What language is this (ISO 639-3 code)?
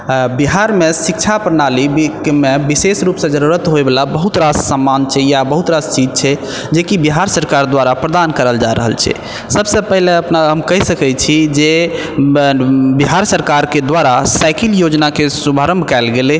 mai